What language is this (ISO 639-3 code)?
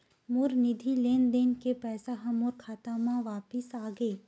hne